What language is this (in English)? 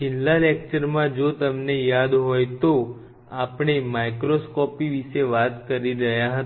Gujarati